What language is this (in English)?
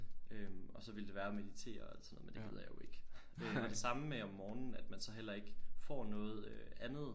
Danish